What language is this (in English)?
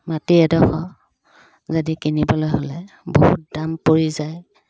Assamese